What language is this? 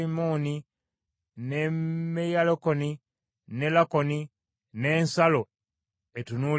Ganda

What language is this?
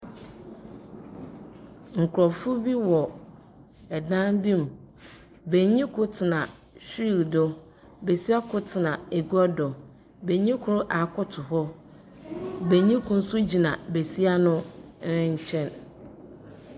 Akan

